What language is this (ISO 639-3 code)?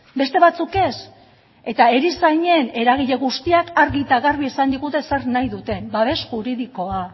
eus